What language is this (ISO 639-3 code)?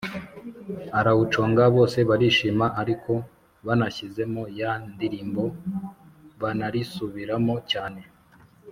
kin